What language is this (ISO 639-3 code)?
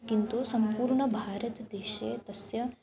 san